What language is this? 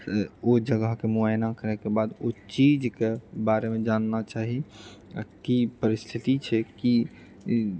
Maithili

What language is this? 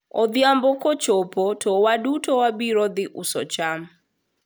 Luo (Kenya and Tanzania)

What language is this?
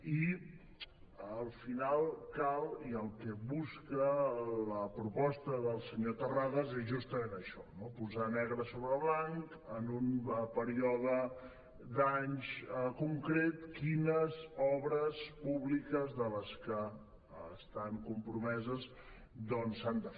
Catalan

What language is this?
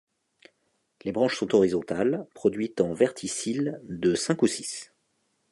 French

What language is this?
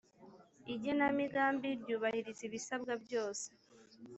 Kinyarwanda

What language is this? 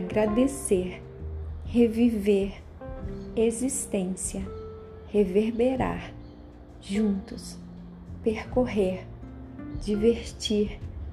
Portuguese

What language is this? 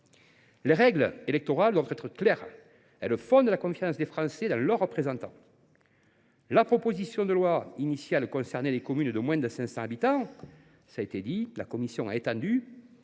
French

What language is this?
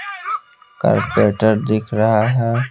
Hindi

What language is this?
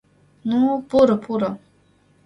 Mari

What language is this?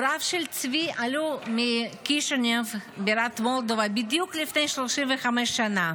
Hebrew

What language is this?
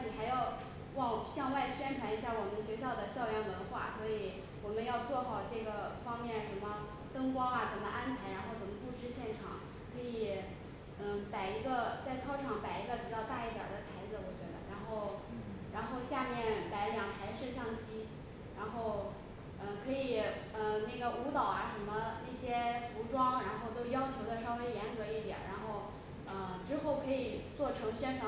Chinese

